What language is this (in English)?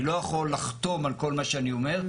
Hebrew